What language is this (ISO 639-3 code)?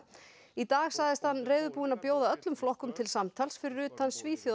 isl